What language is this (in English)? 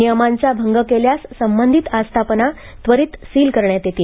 Marathi